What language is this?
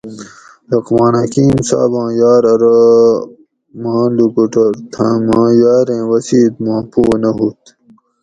Gawri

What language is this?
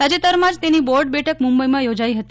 Gujarati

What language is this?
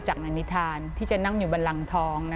Thai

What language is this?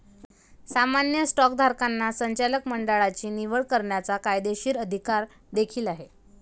Marathi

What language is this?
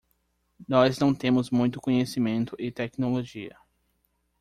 Portuguese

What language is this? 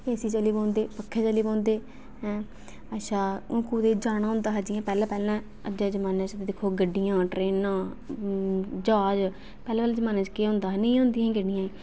Dogri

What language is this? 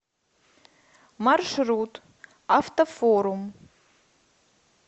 Russian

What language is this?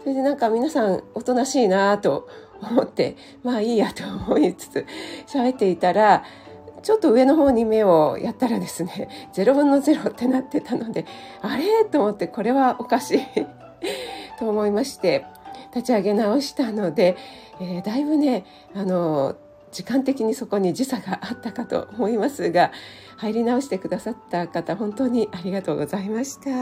Japanese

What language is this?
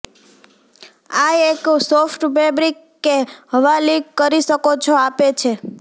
Gujarati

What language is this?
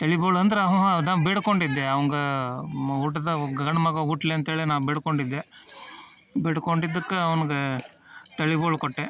Kannada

